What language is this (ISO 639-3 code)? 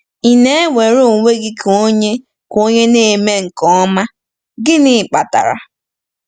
ibo